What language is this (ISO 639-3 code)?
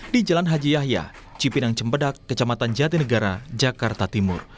ind